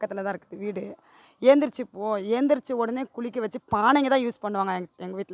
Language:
Tamil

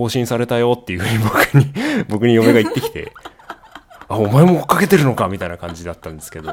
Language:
Japanese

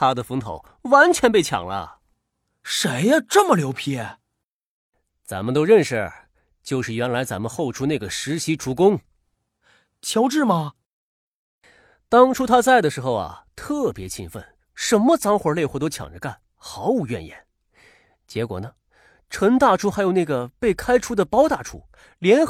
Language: Chinese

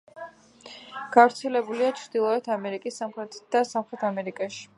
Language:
Georgian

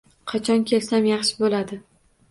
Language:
Uzbek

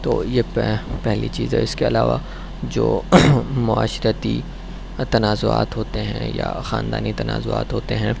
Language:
Urdu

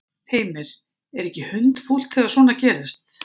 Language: Icelandic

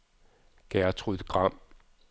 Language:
Danish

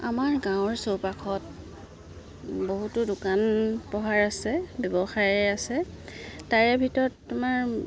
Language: Assamese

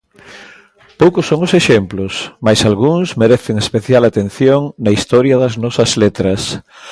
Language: Galician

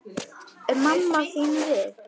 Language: Icelandic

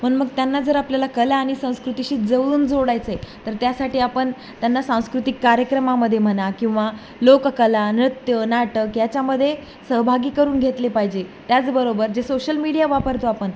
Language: Marathi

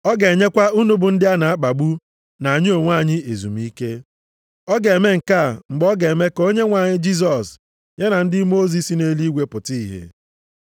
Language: Igbo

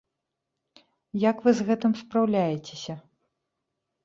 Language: Belarusian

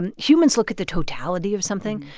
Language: English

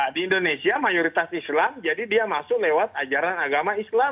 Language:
Indonesian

